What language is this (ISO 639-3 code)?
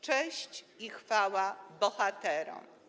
pol